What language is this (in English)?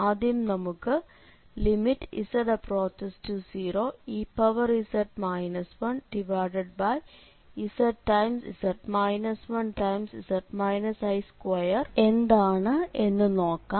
Malayalam